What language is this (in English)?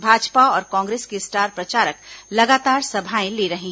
Hindi